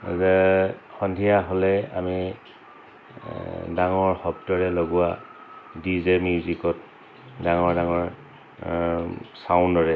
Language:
Assamese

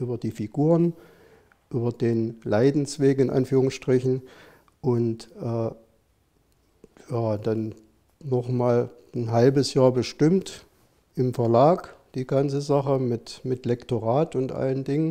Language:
German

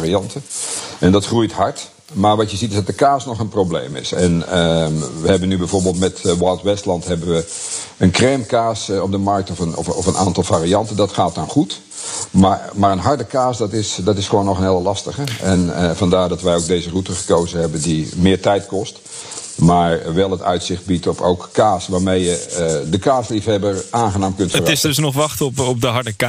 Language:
Dutch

